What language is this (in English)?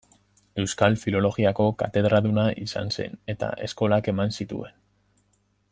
Basque